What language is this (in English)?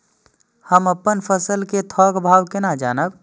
Maithili